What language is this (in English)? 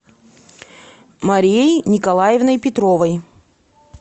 Russian